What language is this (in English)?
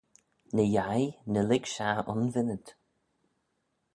Manx